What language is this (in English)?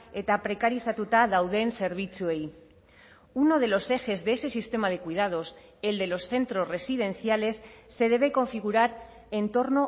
Spanish